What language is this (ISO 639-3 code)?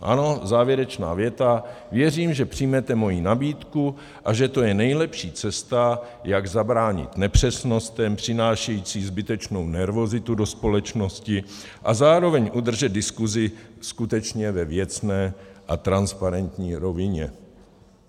ces